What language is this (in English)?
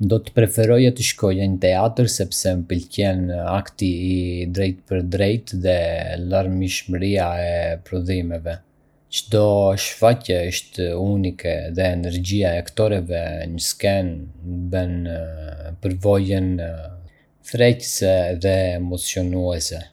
Arbëreshë Albanian